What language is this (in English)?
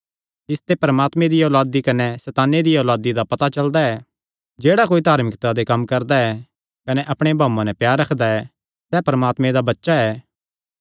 Kangri